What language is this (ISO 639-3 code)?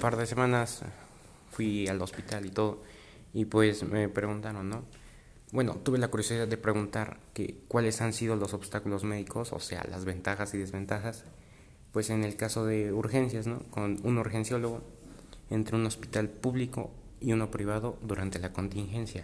spa